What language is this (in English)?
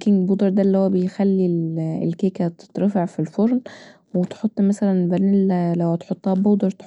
Egyptian Arabic